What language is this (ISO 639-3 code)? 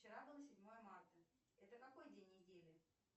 rus